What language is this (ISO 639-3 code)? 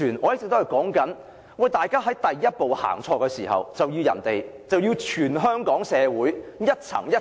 yue